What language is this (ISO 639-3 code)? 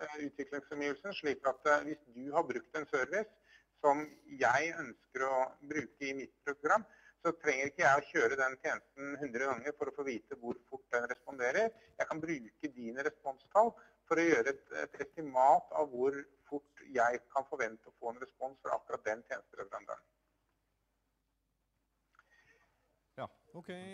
nor